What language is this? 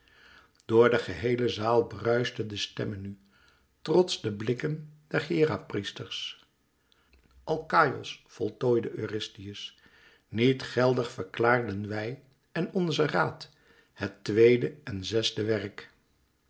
Dutch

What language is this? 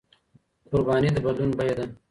Pashto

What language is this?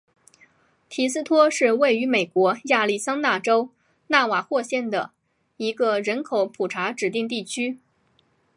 Chinese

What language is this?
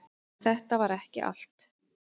Icelandic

